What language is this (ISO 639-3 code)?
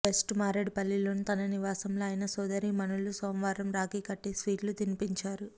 tel